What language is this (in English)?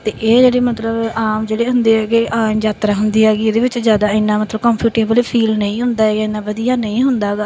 Punjabi